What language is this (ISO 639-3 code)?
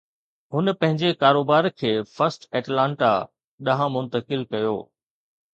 snd